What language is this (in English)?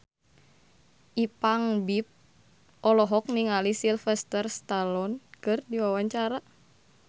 Sundanese